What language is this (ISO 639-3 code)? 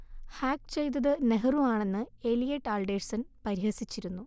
mal